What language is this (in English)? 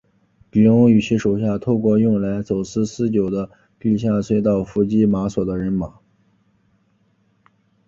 Chinese